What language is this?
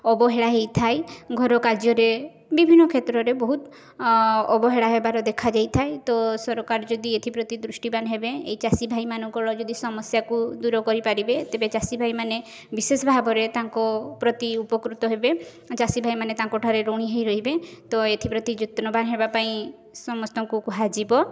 Odia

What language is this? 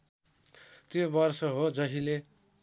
Nepali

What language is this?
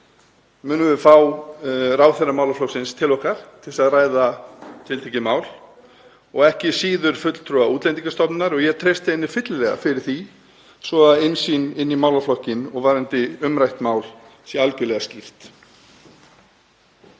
Icelandic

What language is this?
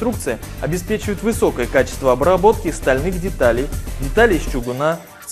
Russian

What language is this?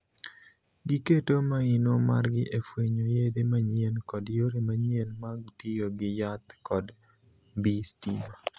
Luo (Kenya and Tanzania)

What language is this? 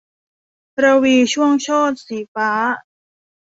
Thai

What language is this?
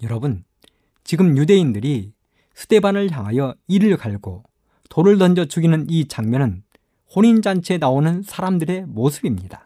Korean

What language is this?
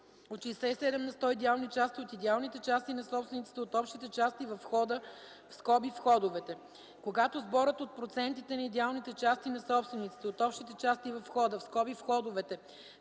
Bulgarian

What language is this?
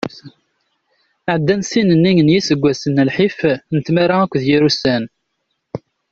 Kabyle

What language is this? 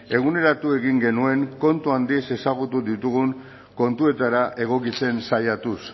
Basque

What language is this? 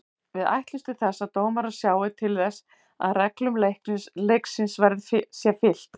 Icelandic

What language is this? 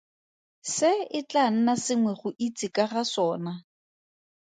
Tswana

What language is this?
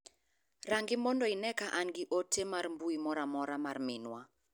Luo (Kenya and Tanzania)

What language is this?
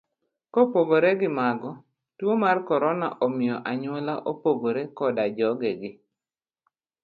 Luo (Kenya and Tanzania)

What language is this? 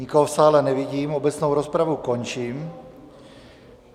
Czech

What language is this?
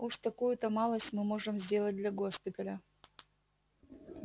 Russian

